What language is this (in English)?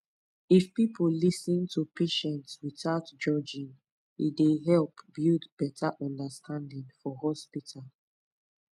Nigerian Pidgin